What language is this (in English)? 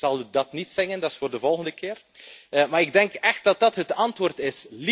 Dutch